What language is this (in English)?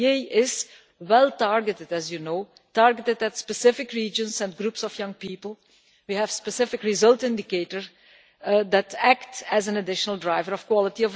English